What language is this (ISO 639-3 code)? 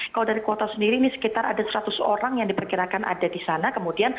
ind